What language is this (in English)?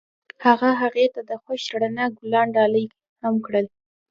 Pashto